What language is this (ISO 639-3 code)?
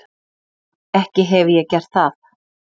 isl